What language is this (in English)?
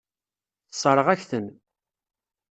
Kabyle